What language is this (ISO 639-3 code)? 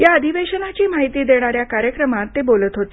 mar